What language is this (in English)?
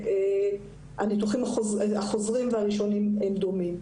Hebrew